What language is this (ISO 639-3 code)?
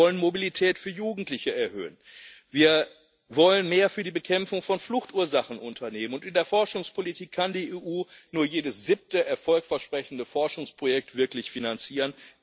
deu